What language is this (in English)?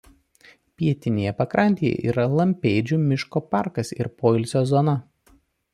Lithuanian